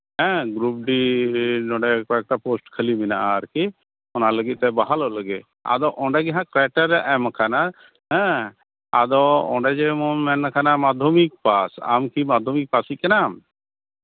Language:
Santali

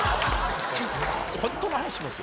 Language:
Japanese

